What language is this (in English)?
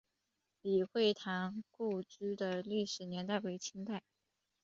Chinese